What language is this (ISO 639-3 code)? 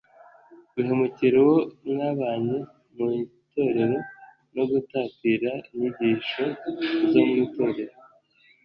kin